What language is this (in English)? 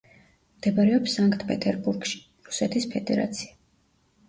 Georgian